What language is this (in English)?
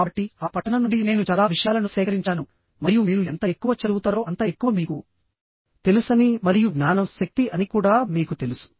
Telugu